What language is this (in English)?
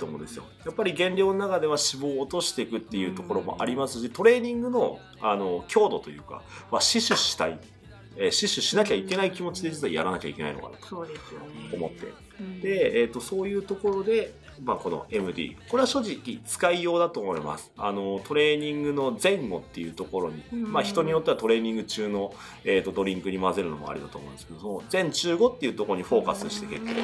Japanese